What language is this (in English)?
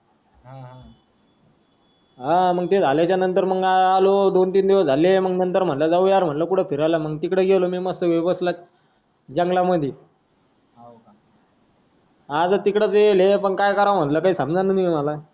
Marathi